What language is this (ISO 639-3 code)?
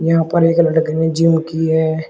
hin